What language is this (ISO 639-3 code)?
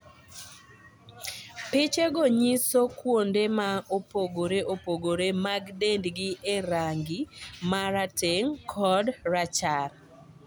luo